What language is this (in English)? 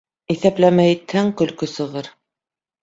Bashkir